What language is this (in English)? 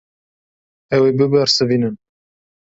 Kurdish